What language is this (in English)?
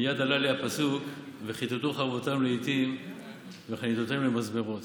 Hebrew